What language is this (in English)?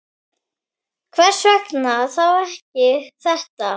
Icelandic